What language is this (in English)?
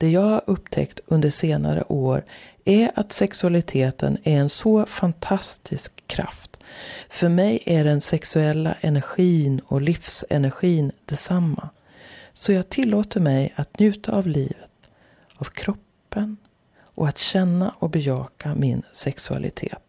Swedish